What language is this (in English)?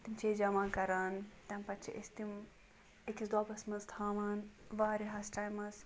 Kashmiri